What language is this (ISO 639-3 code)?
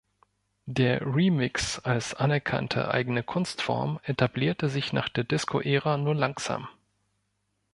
deu